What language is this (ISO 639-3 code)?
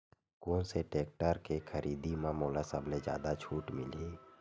hne